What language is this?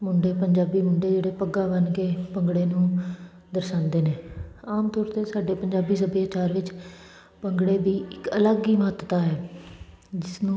Punjabi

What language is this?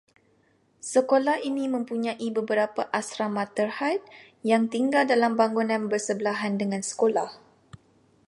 Malay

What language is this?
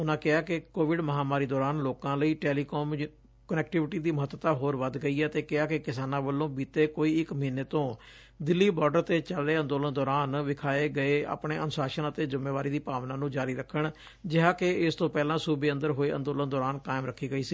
Punjabi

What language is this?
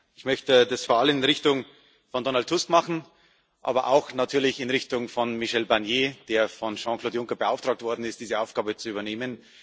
German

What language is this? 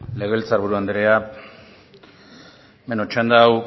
Basque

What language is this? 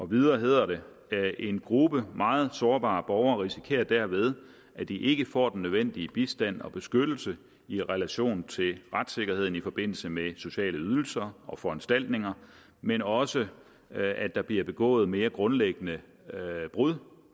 Danish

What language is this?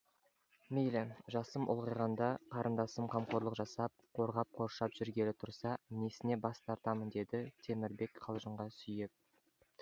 Kazakh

